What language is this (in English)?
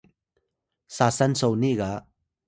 Atayal